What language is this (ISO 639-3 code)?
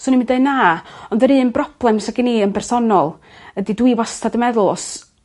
cym